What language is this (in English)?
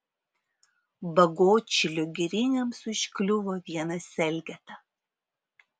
Lithuanian